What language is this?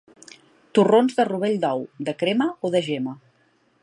Catalan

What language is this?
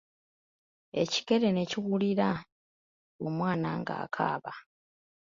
Ganda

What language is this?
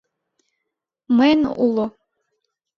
Mari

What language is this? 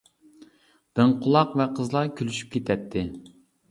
Uyghur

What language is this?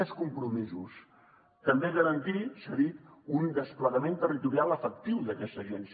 Catalan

